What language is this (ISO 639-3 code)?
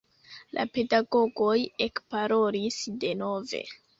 epo